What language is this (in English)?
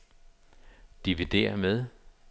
Danish